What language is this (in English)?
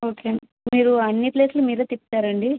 Telugu